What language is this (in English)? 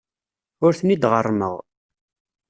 Kabyle